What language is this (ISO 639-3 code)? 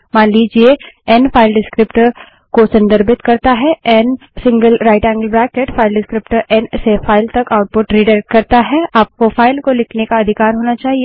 hin